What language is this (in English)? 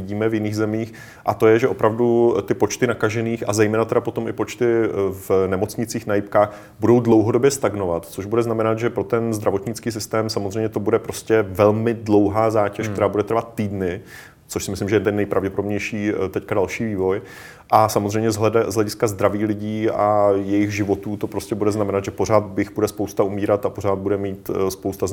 Czech